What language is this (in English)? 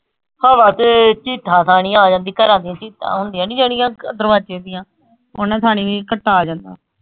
Punjabi